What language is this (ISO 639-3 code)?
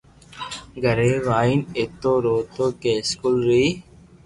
lrk